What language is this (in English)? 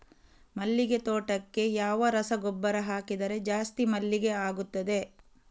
Kannada